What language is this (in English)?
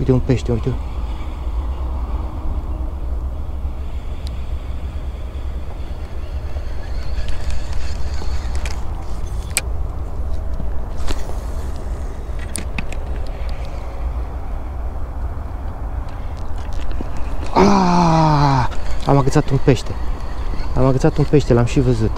Romanian